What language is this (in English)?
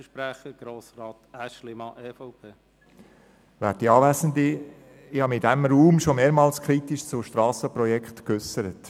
Swiss German